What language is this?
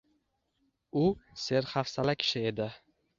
Uzbek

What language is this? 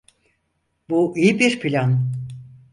Turkish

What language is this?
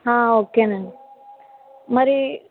Telugu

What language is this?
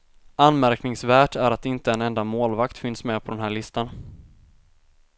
Swedish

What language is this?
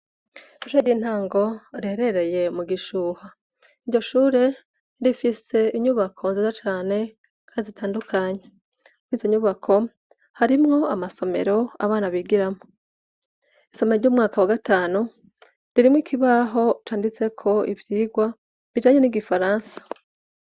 Rundi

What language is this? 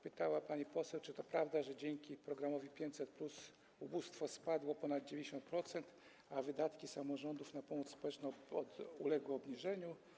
Polish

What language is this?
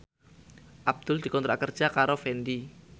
Javanese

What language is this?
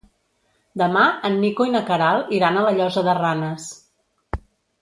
Catalan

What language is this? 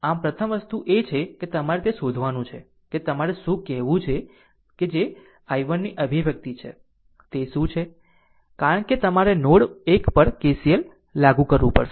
Gujarati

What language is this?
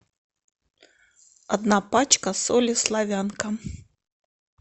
Russian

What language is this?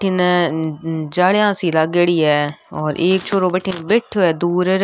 Rajasthani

